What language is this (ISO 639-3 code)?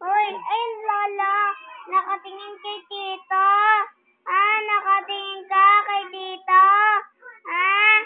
fil